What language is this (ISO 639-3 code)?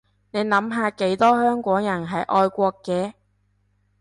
yue